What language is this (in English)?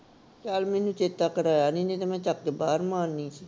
Punjabi